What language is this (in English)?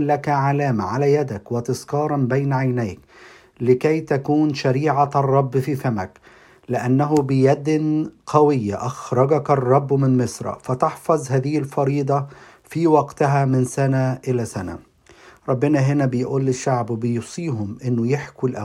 Arabic